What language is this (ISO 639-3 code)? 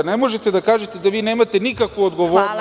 srp